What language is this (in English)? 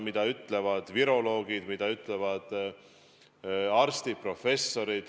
Estonian